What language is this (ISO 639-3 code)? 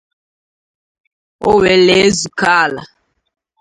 ibo